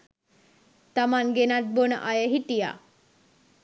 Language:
Sinhala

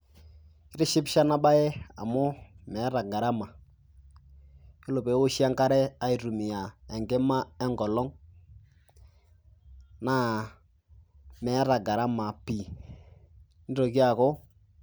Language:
Masai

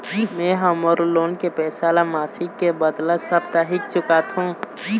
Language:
Chhattisgarhi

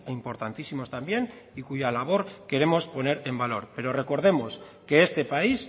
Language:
Spanish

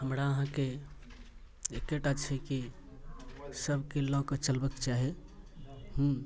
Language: Maithili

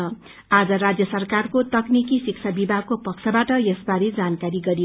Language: Nepali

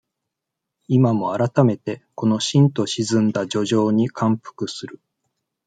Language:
Japanese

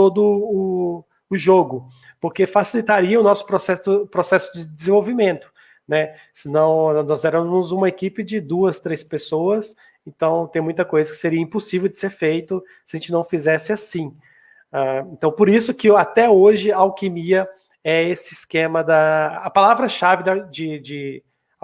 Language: Portuguese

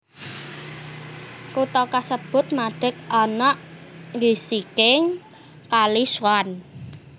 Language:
Javanese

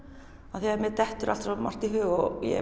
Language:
Icelandic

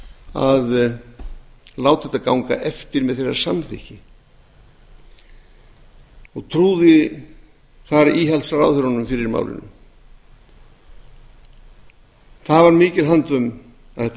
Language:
Icelandic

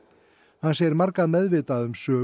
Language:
Icelandic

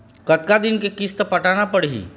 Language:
Chhattisgarhi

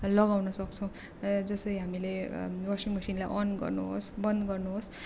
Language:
Nepali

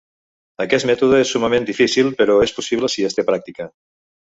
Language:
Catalan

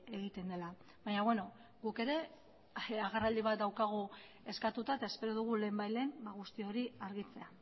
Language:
Basque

